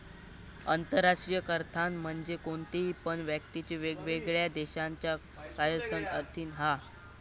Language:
Marathi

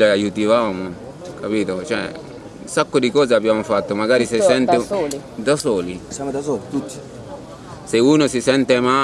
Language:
Italian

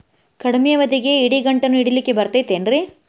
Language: Kannada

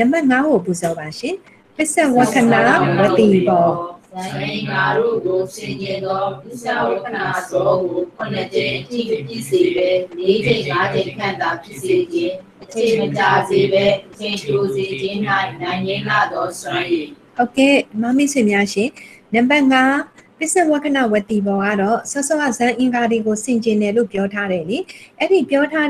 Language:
Korean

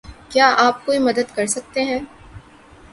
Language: Urdu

